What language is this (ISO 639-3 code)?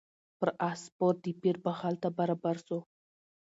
pus